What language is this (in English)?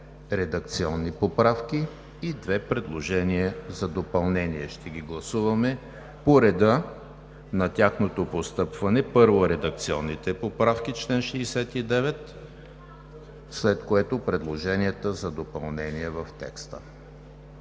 Bulgarian